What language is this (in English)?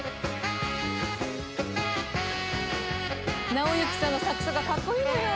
Japanese